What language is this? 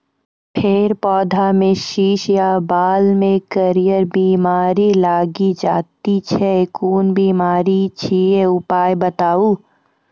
Maithili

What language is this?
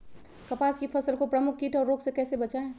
Magahi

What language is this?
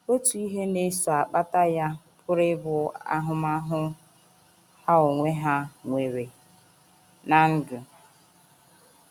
Igbo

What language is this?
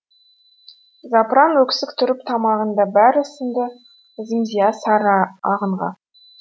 Kazakh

